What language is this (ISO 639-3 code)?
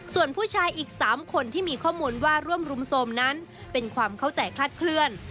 tha